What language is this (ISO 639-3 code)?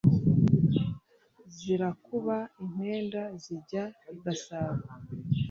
kin